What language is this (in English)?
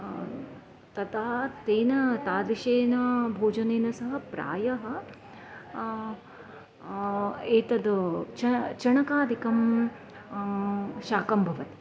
Sanskrit